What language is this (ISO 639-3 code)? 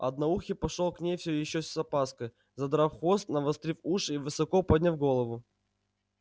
rus